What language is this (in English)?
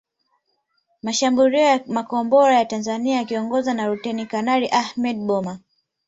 Swahili